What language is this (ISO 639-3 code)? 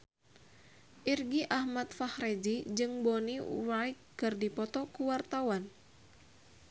sun